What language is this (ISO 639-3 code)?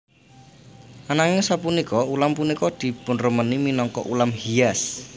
jav